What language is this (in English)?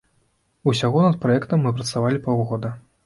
Belarusian